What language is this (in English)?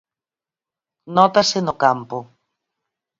Galician